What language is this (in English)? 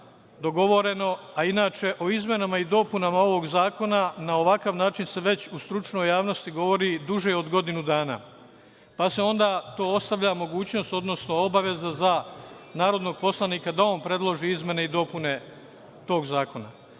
Serbian